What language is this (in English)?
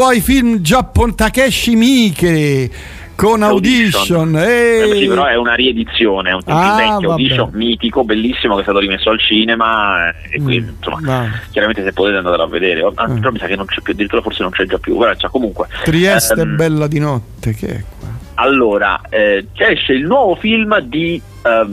Italian